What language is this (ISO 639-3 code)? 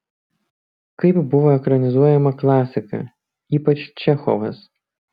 lit